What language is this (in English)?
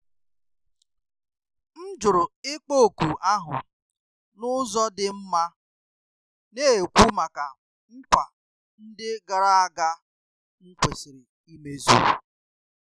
Igbo